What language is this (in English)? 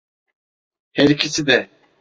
Turkish